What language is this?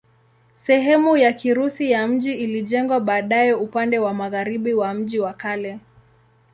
Swahili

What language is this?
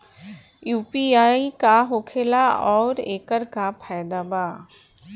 Bhojpuri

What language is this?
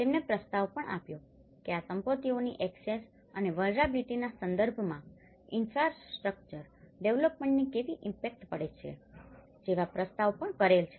Gujarati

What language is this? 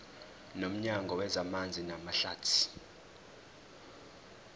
Zulu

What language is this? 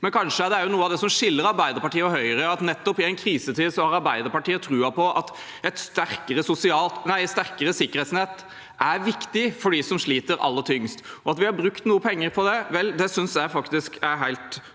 Norwegian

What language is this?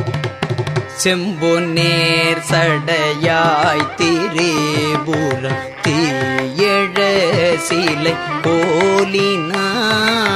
Tamil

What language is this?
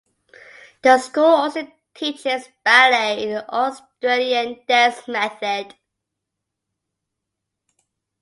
English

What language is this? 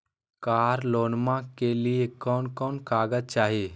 Magahi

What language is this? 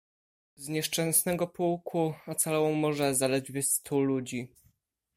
Polish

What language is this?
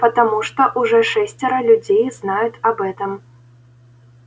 Russian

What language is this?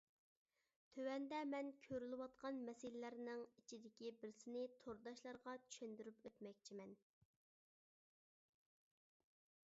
Uyghur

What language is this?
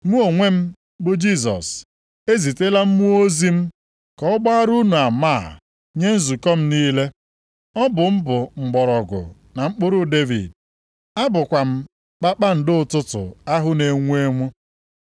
Igbo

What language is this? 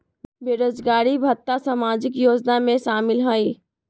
Magahi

